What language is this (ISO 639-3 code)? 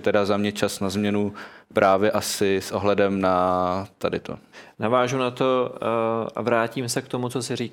ces